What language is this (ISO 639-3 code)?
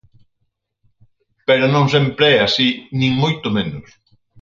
glg